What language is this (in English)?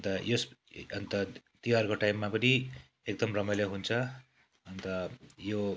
Nepali